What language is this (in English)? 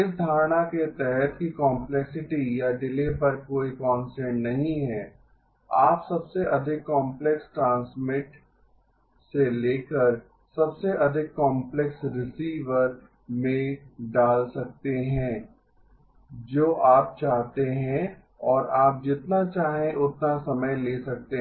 Hindi